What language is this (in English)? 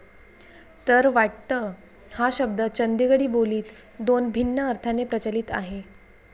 Marathi